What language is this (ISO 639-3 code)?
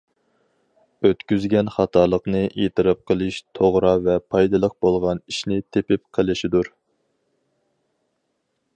uig